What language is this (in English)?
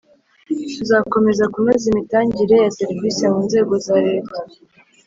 Kinyarwanda